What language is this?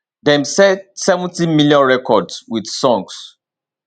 Nigerian Pidgin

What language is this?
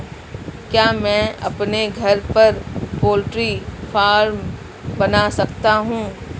Hindi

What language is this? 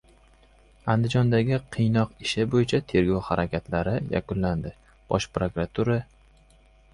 Uzbek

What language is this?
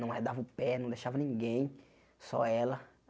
Portuguese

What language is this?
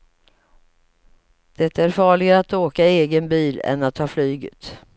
Swedish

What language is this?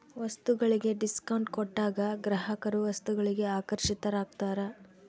Kannada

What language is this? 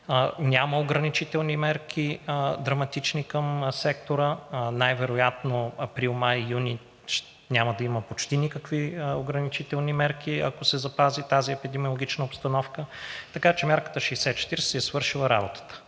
Bulgarian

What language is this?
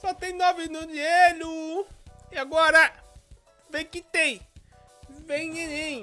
Portuguese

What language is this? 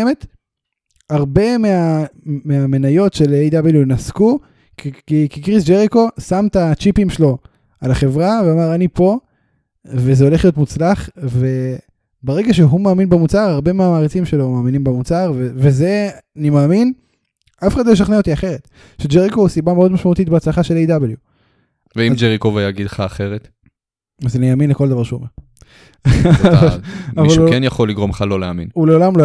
Hebrew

